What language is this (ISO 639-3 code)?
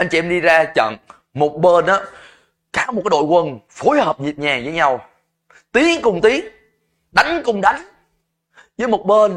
vie